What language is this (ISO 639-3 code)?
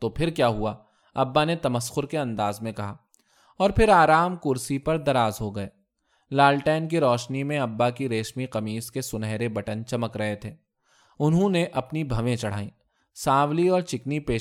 urd